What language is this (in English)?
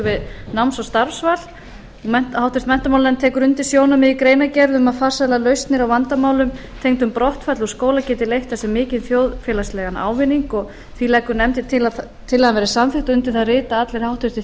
Icelandic